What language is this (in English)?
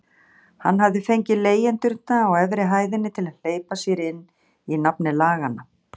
Icelandic